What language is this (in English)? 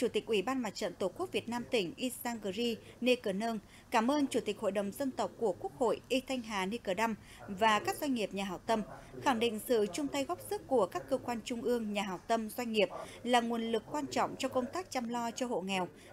Vietnamese